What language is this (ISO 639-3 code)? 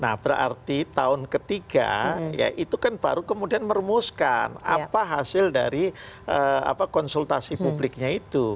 ind